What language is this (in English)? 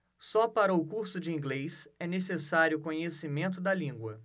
Portuguese